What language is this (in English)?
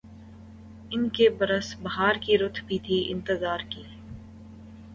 Urdu